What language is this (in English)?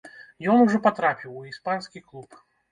Belarusian